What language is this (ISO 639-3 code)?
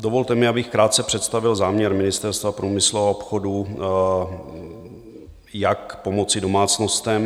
ces